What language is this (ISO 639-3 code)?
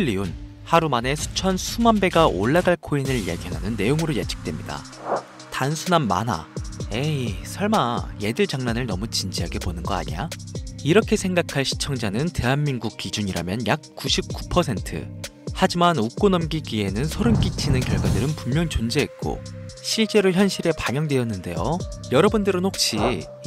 kor